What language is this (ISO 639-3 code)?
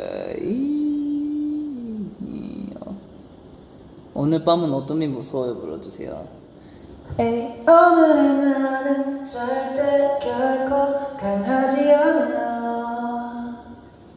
kor